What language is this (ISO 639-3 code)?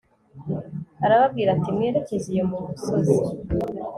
kin